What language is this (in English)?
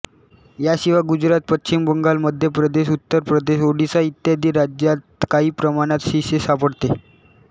Marathi